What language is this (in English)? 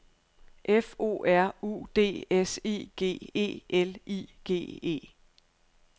Danish